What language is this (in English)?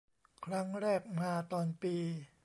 Thai